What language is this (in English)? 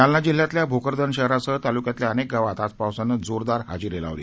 Marathi